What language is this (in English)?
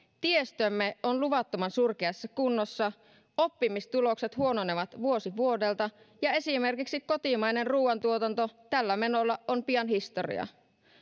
Finnish